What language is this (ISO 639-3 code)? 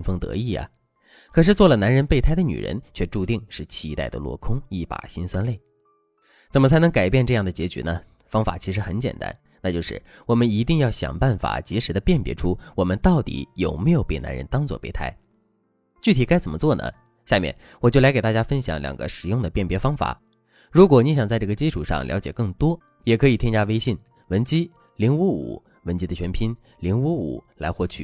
zho